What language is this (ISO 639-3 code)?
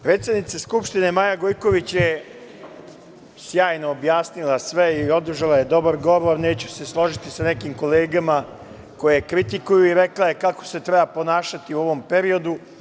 srp